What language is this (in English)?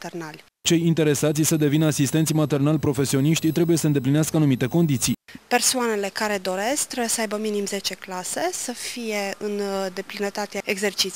Romanian